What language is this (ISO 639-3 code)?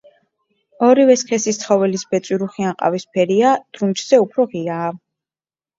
kat